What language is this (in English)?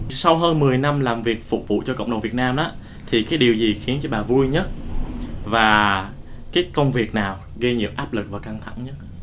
Vietnamese